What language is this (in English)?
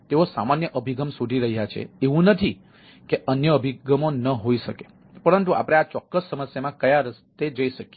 Gujarati